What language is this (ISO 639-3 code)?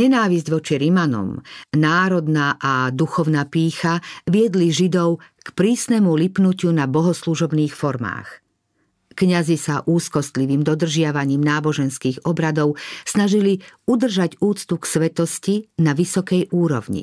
slk